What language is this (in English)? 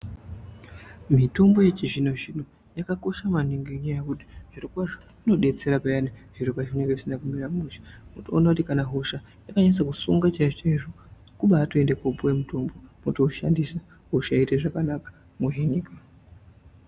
Ndau